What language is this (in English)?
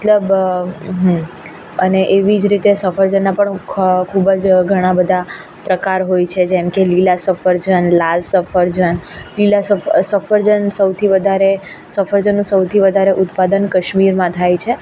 Gujarati